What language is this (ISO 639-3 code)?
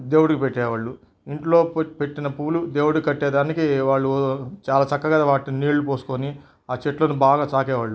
tel